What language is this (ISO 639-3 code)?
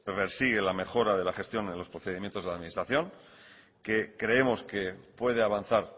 spa